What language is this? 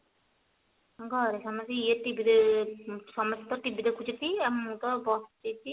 Odia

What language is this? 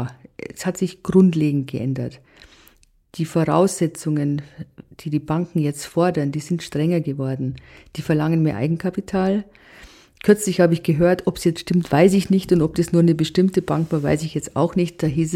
German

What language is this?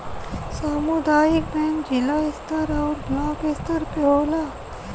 Bhojpuri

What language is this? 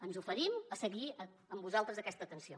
Catalan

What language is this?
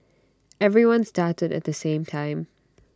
English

